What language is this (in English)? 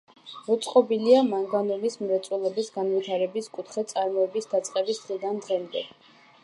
Georgian